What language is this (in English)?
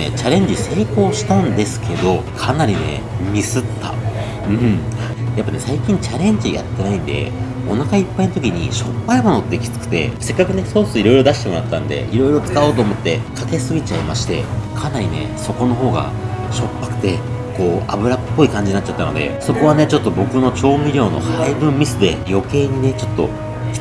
Japanese